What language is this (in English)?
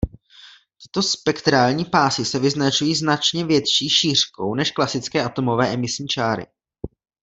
Czech